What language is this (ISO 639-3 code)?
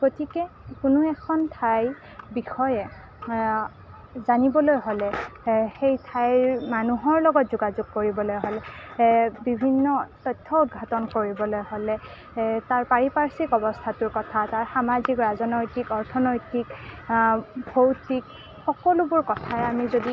asm